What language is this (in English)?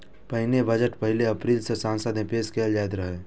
Maithili